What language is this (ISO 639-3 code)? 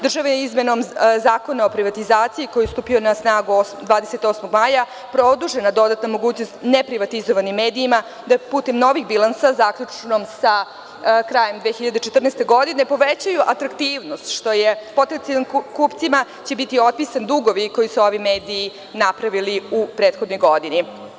srp